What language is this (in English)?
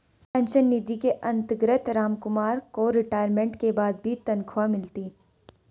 Hindi